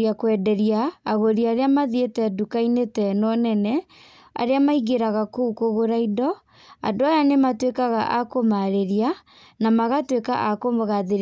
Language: Kikuyu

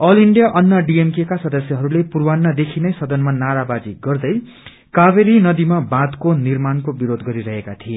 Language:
Nepali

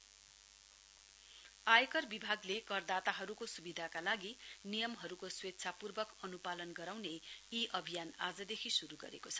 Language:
Nepali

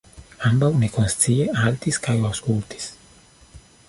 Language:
Esperanto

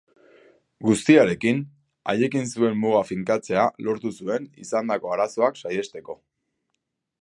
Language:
Basque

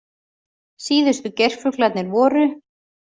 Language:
Icelandic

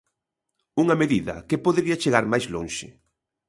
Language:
Galician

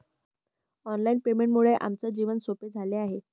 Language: Marathi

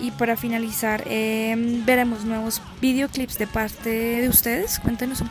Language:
Spanish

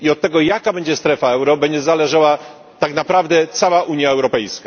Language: Polish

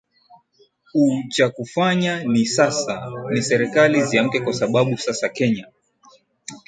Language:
Swahili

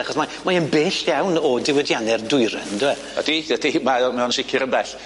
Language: Welsh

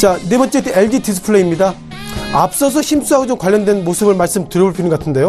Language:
Korean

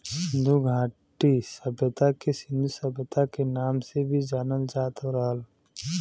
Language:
Bhojpuri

